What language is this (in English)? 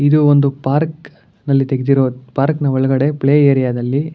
Kannada